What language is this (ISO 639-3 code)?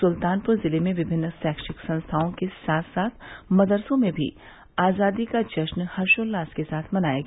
hin